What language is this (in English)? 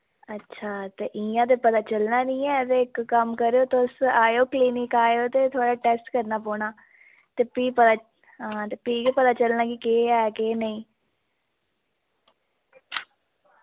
Dogri